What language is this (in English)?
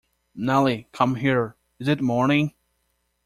English